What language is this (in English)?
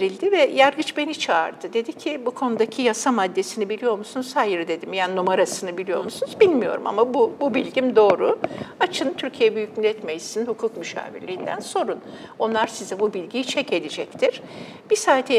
Turkish